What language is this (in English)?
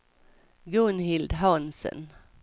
Swedish